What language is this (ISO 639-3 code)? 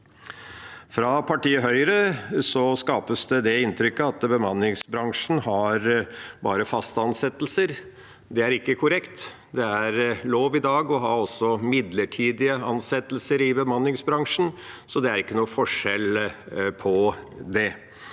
nor